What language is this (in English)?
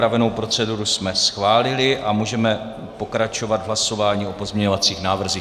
Czech